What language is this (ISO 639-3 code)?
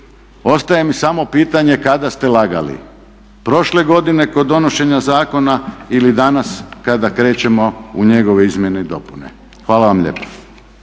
hrv